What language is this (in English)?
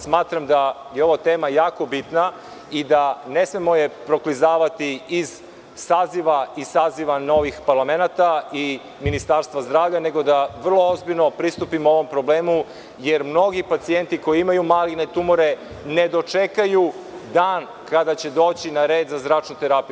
Serbian